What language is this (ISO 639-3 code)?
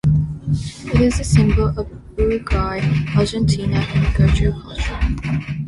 eng